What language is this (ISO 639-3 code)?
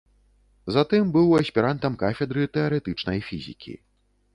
bel